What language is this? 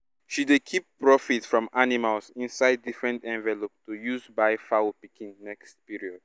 Nigerian Pidgin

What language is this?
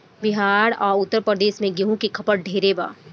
Bhojpuri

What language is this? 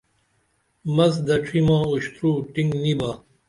Dameli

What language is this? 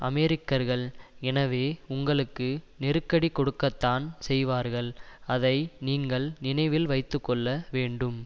Tamil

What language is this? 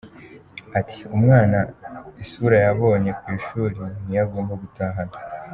Kinyarwanda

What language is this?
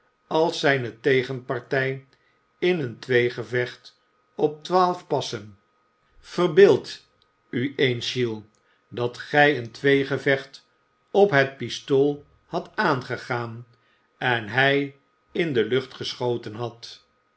Dutch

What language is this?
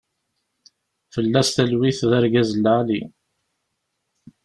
Kabyle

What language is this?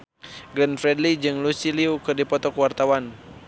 Sundanese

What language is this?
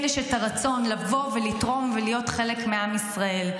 Hebrew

